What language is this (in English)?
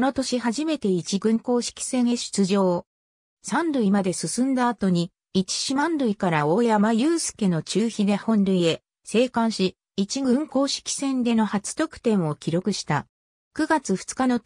Japanese